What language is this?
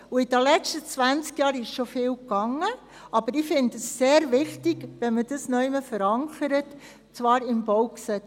Swiss German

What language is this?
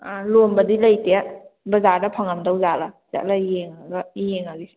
Manipuri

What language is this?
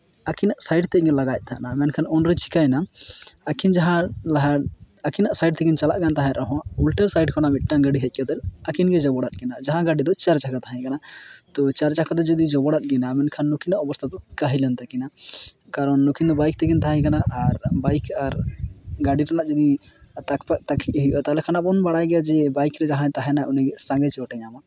Santali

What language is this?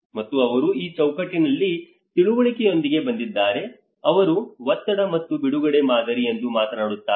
Kannada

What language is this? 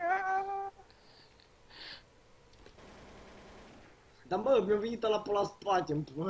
Romanian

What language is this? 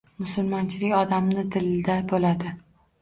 Uzbek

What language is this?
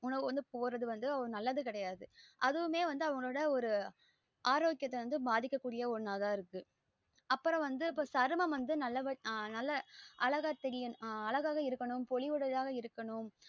Tamil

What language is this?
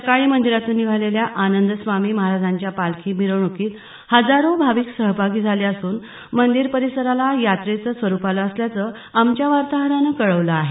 Marathi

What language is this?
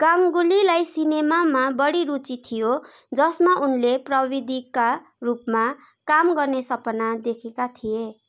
Nepali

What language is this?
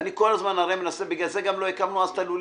Hebrew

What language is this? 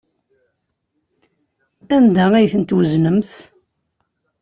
Kabyle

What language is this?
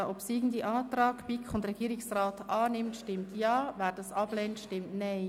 Swiss German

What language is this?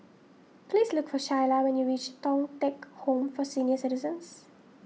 English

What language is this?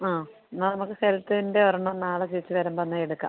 Malayalam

